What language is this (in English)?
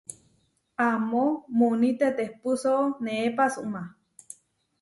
Huarijio